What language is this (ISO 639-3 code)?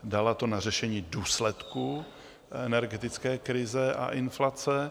ces